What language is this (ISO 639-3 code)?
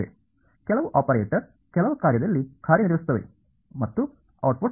kan